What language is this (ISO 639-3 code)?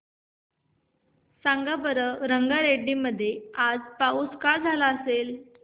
mar